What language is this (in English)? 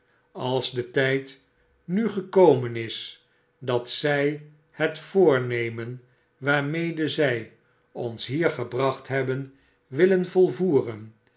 Dutch